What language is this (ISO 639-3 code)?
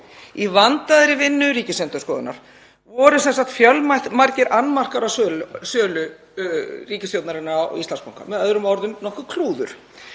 isl